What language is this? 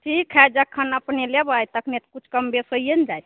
Maithili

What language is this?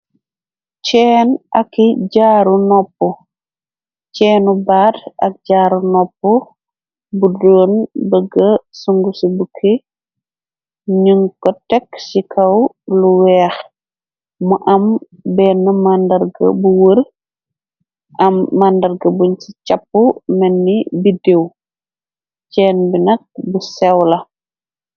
Wolof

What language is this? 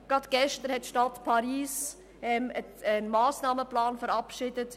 Swiss German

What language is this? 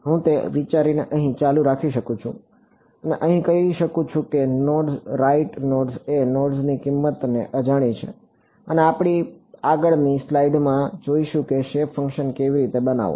Gujarati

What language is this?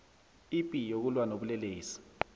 South Ndebele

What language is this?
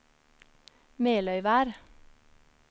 Norwegian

